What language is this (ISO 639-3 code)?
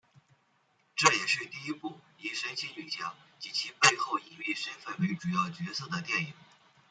zho